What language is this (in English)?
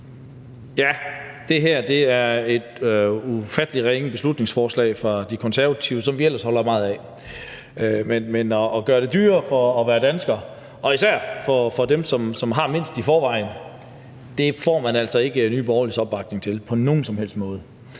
Danish